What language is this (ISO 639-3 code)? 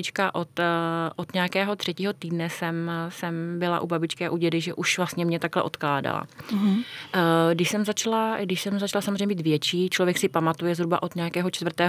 ces